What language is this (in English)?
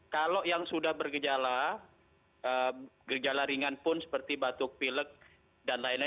Indonesian